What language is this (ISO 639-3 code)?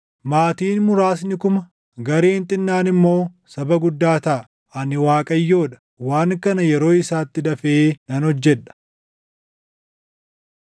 orm